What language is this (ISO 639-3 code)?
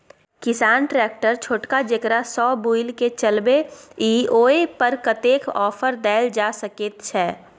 mai